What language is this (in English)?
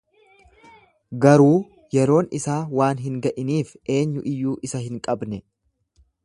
Oromo